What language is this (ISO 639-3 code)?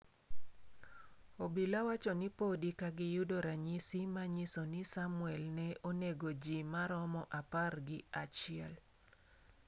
luo